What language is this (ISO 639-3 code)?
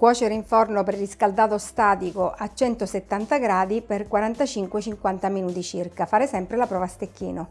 ita